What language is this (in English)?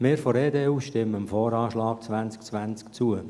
Swiss German